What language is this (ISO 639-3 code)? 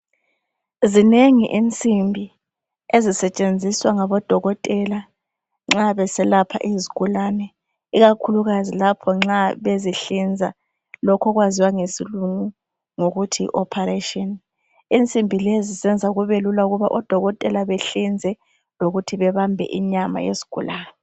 nde